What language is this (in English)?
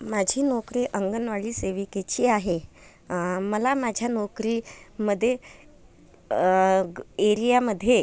Marathi